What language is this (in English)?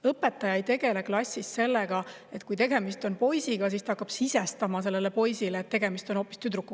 Estonian